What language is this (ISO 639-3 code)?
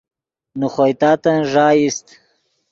ydg